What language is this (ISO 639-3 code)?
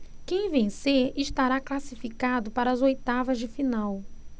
por